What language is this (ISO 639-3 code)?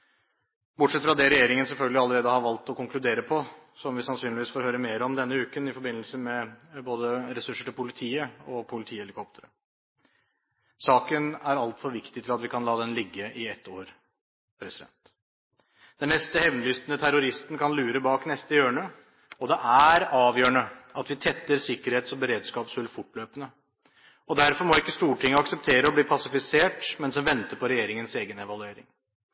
nob